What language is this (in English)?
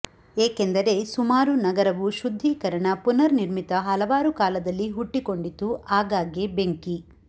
Kannada